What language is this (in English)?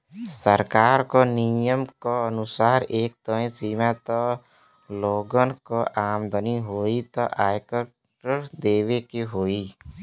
Bhojpuri